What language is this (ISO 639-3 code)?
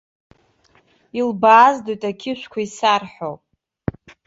abk